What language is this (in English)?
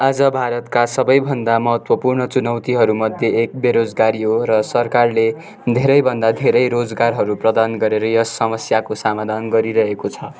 Nepali